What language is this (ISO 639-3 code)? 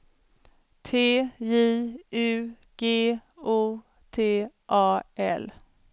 swe